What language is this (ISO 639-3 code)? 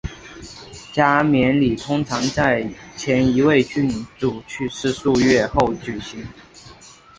zho